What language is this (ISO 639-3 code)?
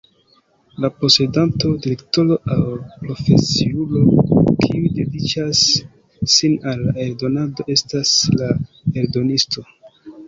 epo